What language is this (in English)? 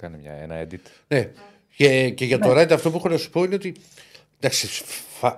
Greek